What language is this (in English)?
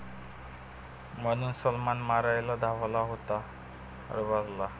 Marathi